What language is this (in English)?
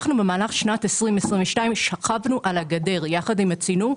Hebrew